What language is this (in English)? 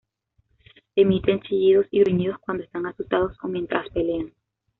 Spanish